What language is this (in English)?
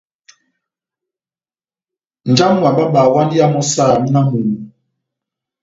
Batanga